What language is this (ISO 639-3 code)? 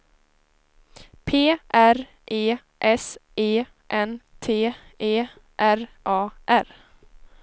swe